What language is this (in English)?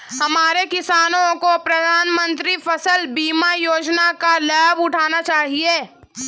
Hindi